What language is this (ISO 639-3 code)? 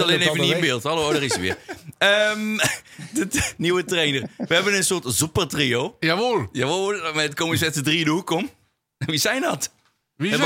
nld